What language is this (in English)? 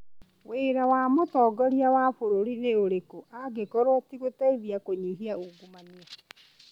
Kikuyu